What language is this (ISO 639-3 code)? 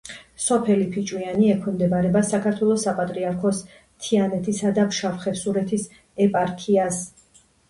kat